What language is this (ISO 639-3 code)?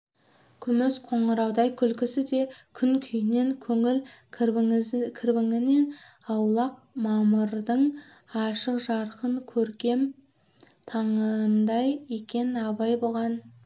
kaz